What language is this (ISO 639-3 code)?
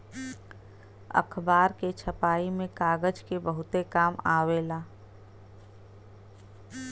bho